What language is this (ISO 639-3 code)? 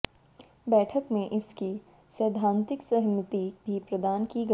hin